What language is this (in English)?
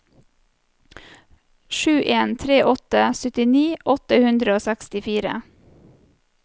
Norwegian